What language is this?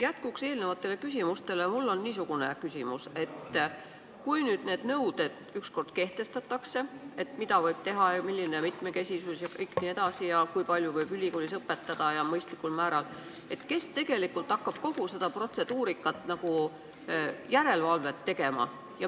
Estonian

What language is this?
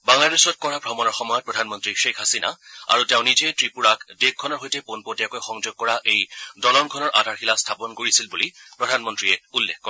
Assamese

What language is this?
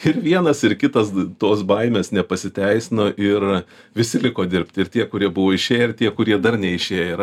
Lithuanian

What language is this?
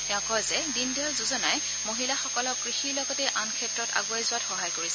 Assamese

